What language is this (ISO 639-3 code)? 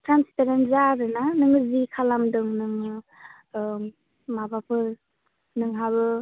brx